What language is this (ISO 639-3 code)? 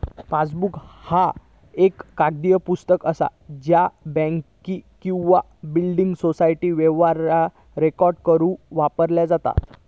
mar